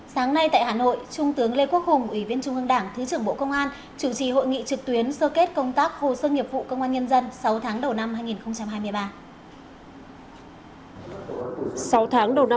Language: Vietnamese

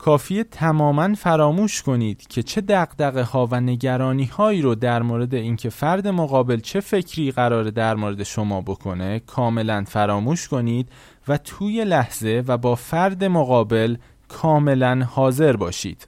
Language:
Persian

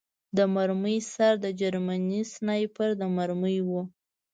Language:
Pashto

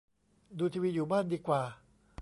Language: Thai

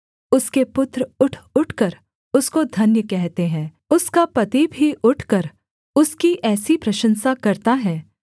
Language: Hindi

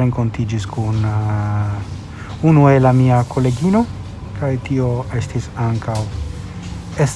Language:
Italian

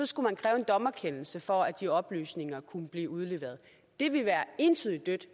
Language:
Danish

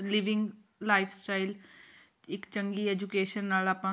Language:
Punjabi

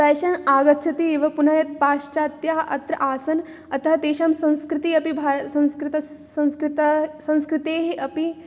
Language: Sanskrit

